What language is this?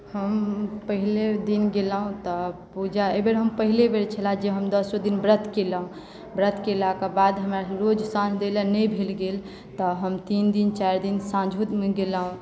Maithili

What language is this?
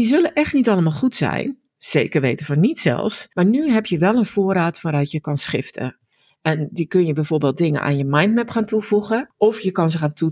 Dutch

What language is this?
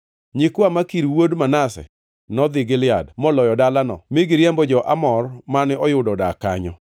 Luo (Kenya and Tanzania)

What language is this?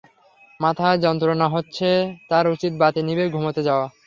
Bangla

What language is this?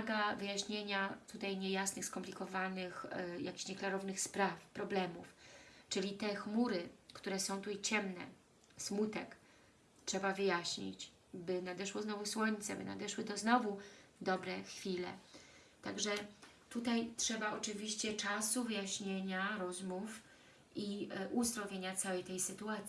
Polish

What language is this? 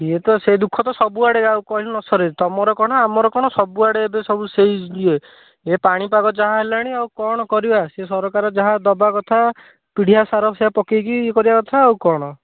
Odia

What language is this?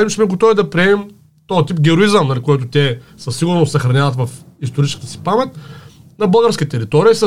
Bulgarian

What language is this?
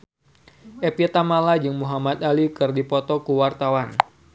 Sundanese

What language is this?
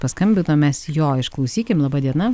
Lithuanian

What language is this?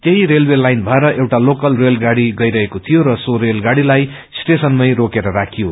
Nepali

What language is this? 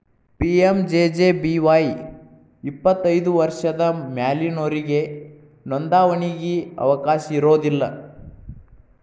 Kannada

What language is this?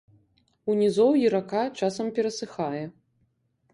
Belarusian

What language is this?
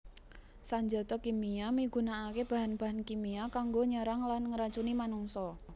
Javanese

